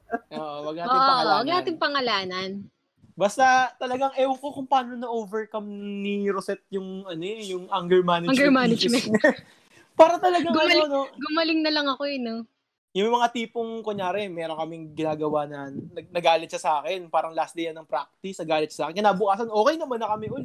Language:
Filipino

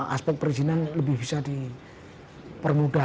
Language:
Indonesian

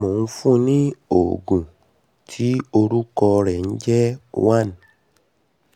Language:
Yoruba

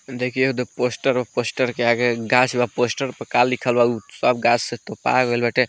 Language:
Bhojpuri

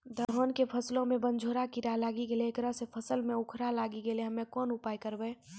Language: Maithili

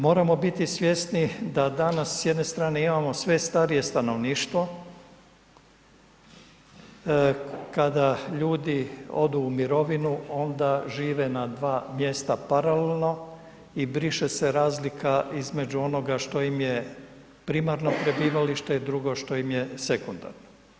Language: Croatian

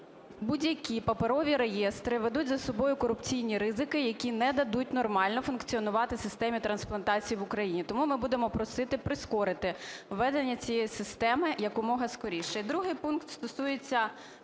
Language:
Ukrainian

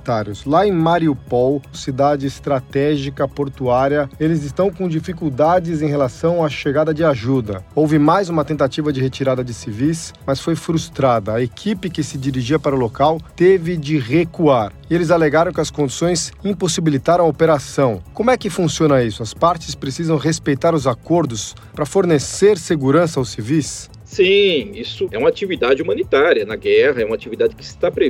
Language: Portuguese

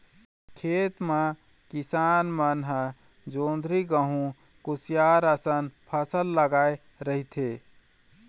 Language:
Chhattisgarhi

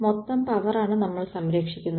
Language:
Malayalam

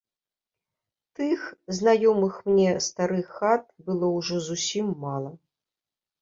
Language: Belarusian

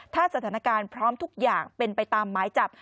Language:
Thai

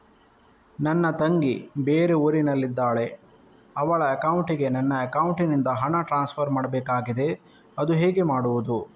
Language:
Kannada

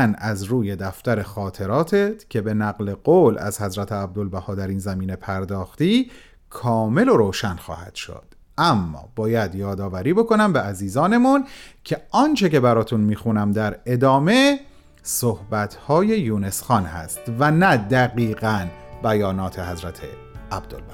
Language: Persian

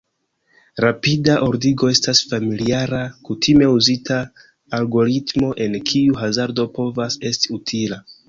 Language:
Esperanto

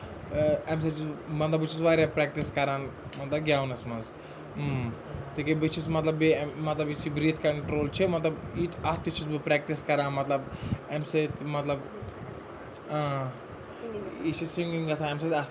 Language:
Kashmiri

